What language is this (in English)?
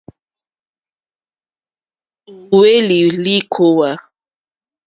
Mokpwe